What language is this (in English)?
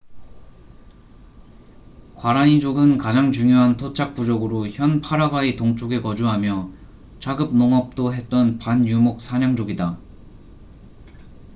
Korean